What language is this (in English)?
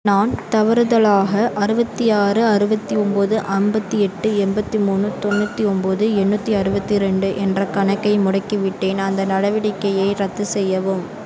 Tamil